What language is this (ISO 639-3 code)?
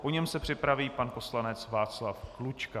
ces